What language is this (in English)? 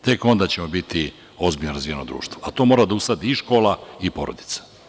Serbian